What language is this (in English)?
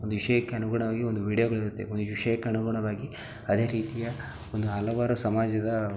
Kannada